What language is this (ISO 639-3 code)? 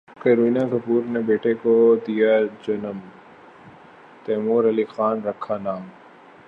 urd